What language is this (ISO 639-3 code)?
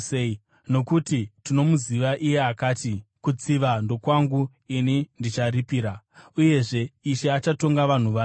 sna